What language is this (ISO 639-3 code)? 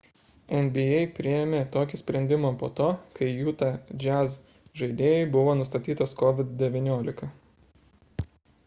lit